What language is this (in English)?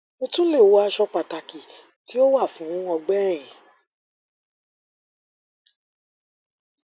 Yoruba